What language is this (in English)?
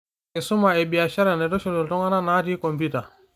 Masai